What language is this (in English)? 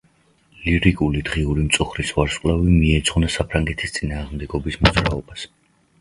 Georgian